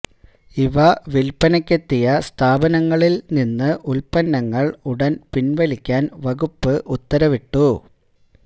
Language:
Malayalam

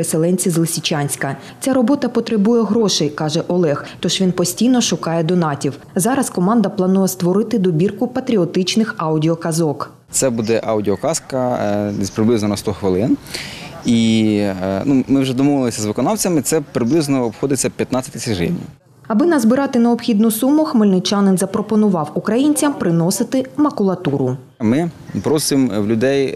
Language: Ukrainian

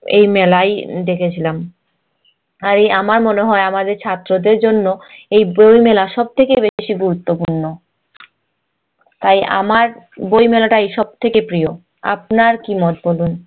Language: Bangla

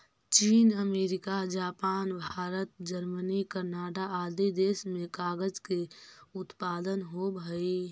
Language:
Magahi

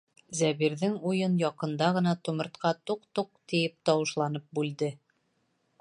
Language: Bashkir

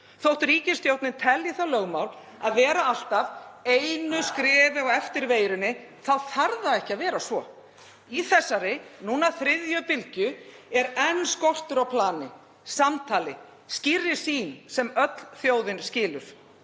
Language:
Icelandic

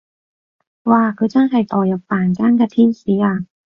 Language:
Cantonese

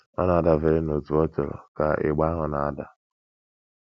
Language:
Igbo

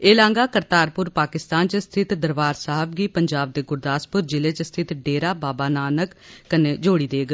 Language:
Dogri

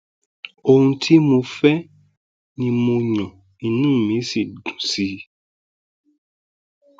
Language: Yoruba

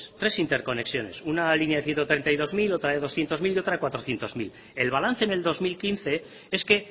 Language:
Spanish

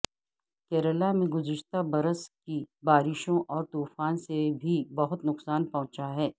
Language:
Urdu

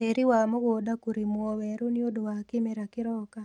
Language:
Kikuyu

